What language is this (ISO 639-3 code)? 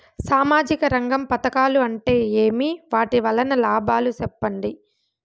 tel